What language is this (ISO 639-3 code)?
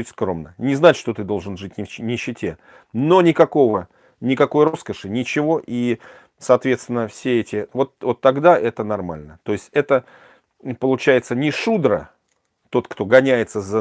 rus